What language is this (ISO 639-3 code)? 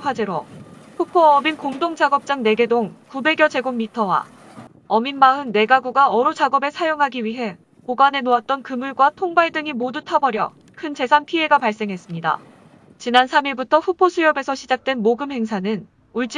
kor